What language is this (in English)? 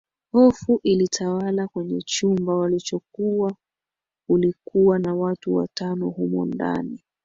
Swahili